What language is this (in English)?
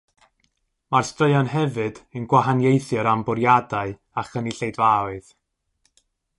Welsh